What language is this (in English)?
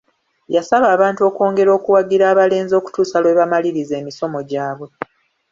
Ganda